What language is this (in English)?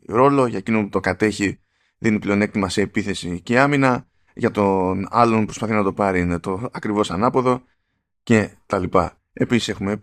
Greek